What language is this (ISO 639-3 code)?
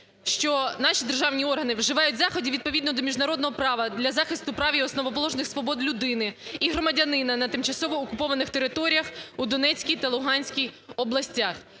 ukr